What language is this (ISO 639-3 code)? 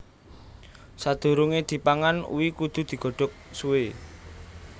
jav